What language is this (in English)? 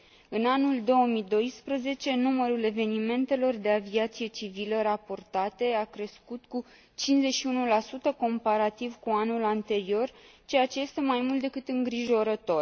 Romanian